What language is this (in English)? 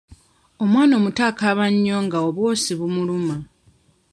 Ganda